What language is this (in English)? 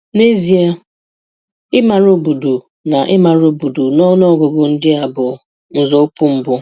Igbo